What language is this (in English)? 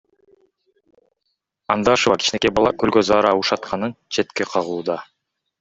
Kyrgyz